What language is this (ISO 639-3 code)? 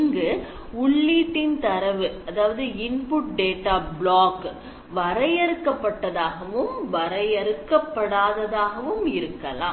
tam